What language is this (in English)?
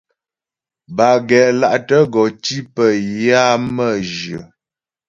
Ghomala